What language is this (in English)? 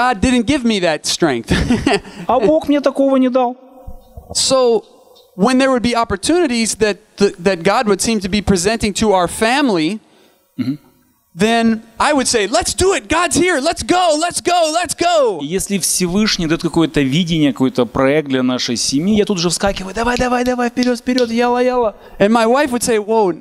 Russian